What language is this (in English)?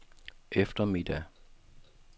Danish